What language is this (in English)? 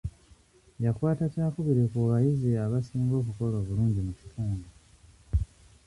Ganda